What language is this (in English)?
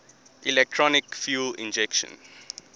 English